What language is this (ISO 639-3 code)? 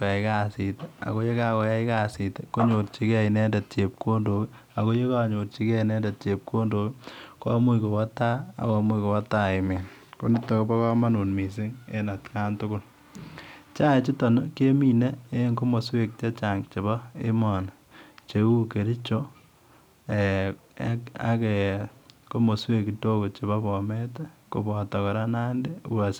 kln